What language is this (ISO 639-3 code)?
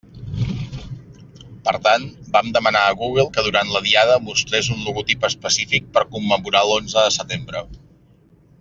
cat